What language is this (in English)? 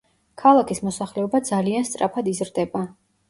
Georgian